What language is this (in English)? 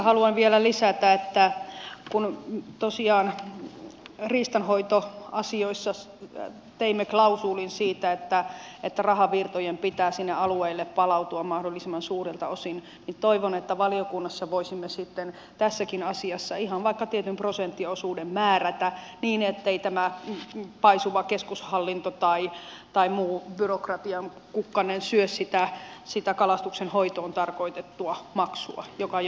Finnish